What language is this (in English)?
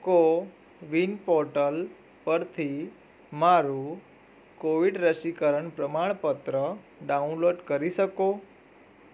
Gujarati